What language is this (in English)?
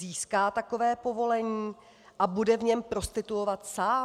Czech